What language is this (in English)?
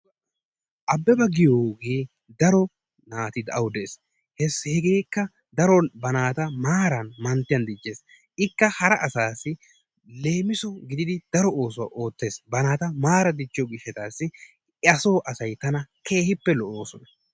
Wolaytta